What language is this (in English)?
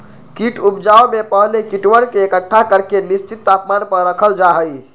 Magahi